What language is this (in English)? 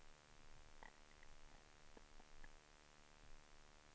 Swedish